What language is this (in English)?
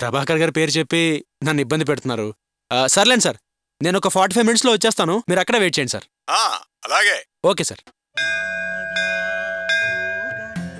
Hindi